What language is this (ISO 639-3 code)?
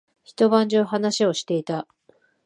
jpn